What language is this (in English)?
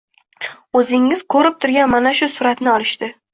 Uzbek